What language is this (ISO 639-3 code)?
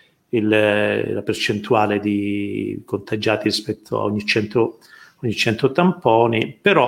ita